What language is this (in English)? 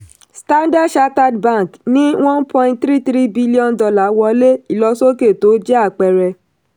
Yoruba